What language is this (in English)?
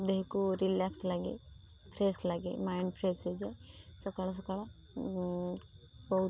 Odia